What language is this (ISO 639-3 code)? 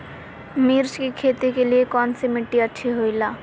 mag